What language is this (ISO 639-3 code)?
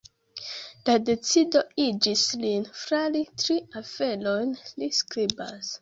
epo